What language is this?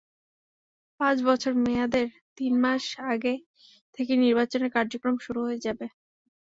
Bangla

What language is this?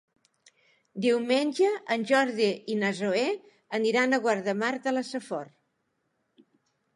Catalan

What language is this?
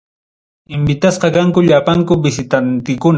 Ayacucho Quechua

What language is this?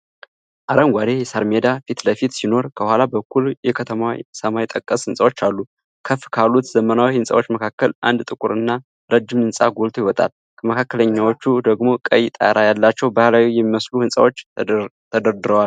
Amharic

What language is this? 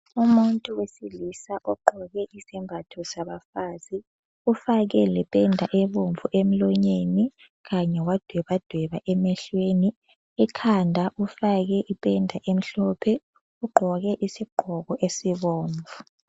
North Ndebele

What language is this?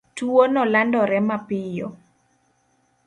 Luo (Kenya and Tanzania)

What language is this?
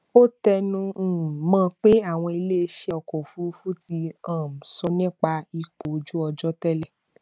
Yoruba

